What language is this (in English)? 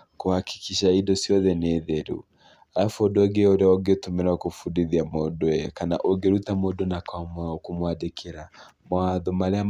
Kikuyu